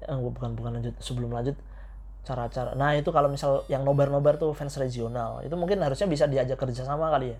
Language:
Indonesian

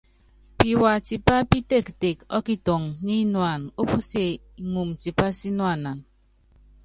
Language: Yangben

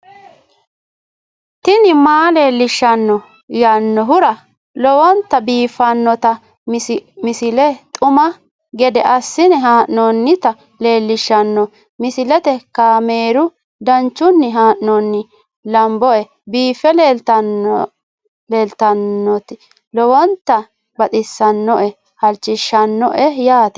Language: Sidamo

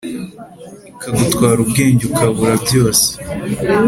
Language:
Kinyarwanda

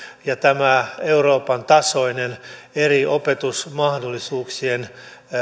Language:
Finnish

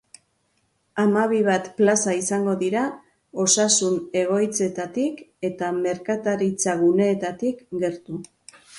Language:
Basque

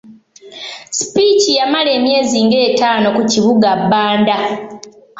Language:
Ganda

